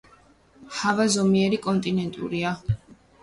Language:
Georgian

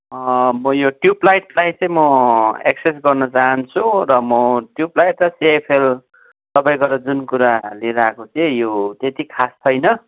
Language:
Nepali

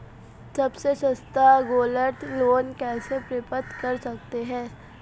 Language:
Hindi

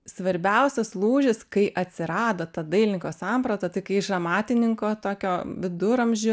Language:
Lithuanian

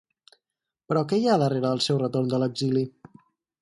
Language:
Catalan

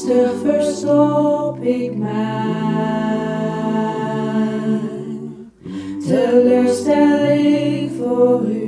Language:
Dutch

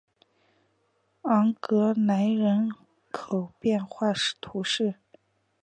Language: Chinese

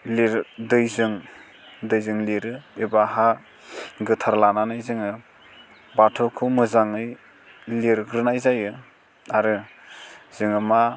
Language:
Bodo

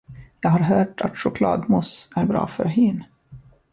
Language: Swedish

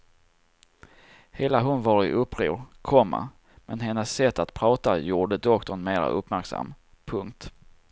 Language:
Swedish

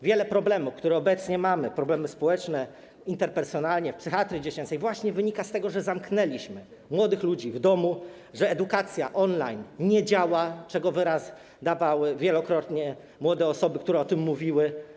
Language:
Polish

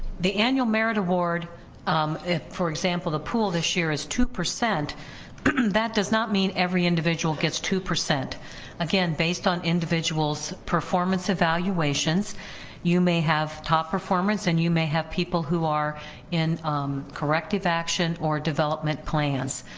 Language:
English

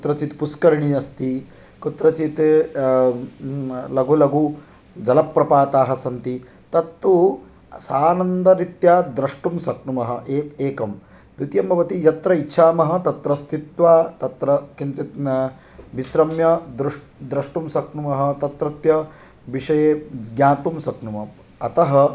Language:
Sanskrit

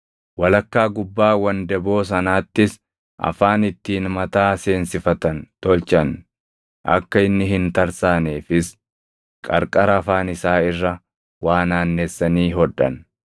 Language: Oromo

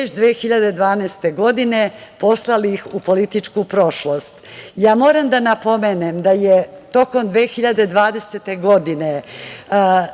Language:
Serbian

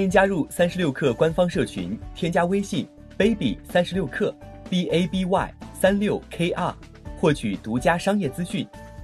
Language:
Chinese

